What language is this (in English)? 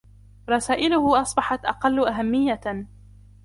Arabic